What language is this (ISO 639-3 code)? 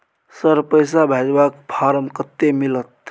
mai